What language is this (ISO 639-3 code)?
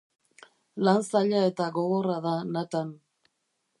eus